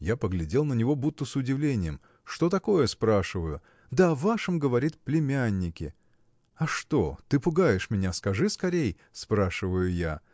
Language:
Russian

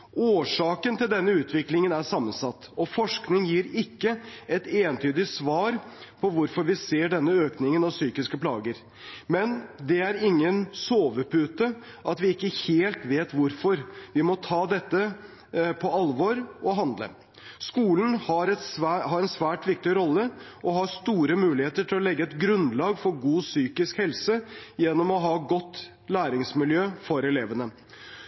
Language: Norwegian Bokmål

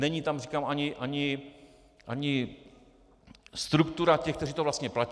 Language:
Czech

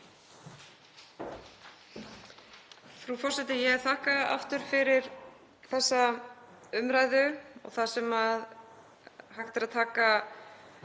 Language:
Icelandic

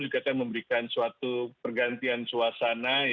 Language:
Indonesian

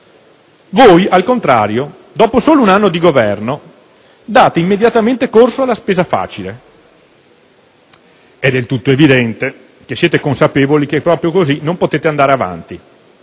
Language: Italian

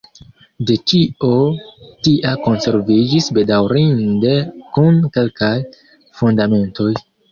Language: Esperanto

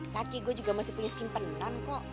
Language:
Indonesian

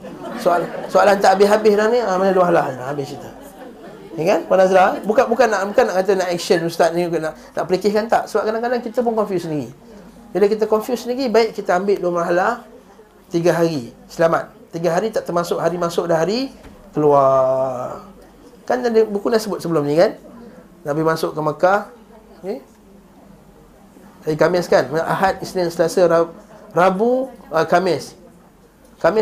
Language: Malay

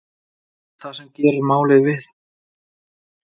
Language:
Icelandic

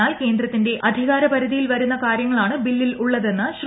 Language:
Malayalam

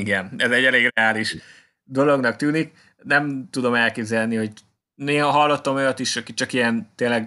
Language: Hungarian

